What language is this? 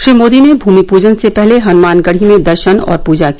Hindi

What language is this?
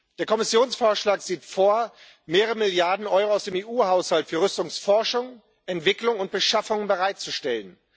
German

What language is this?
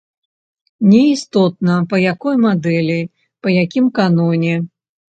Belarusian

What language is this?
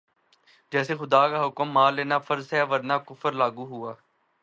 Urdu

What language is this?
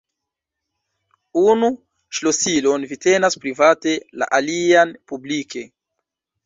Esperanto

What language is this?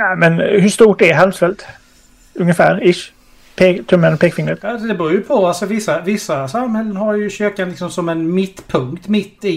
Swedish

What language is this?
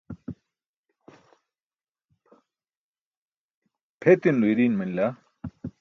Burushaski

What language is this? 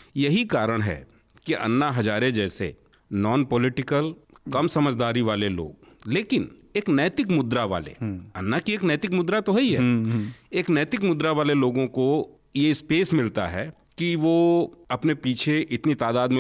Hindi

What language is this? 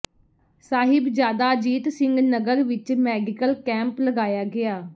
Punjabi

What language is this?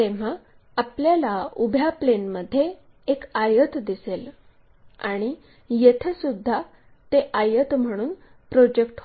Marathi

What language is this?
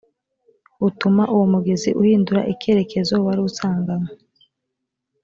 Kinyarwanda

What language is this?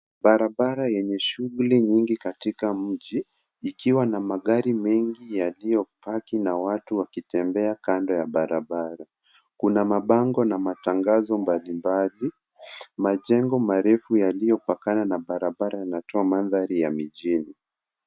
Swahili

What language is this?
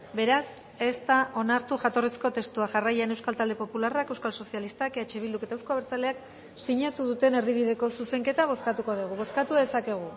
Basque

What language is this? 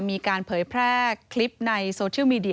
Thai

